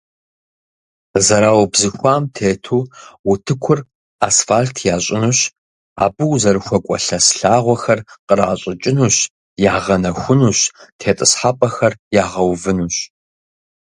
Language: Kabardian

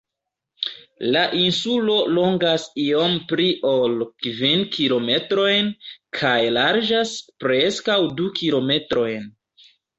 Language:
Esperanto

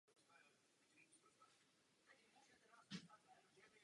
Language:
Czech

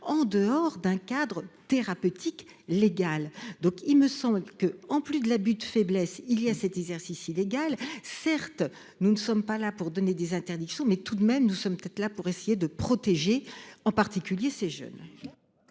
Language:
French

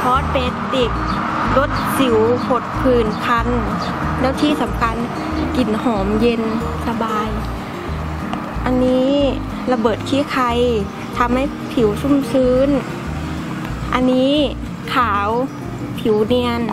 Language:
Thai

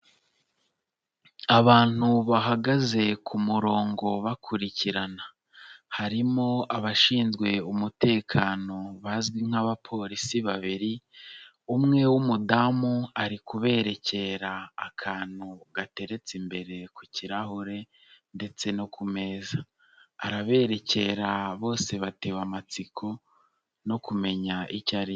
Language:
Kinyarwanda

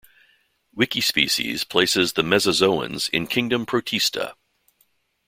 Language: English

